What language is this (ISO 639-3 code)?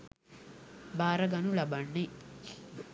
sin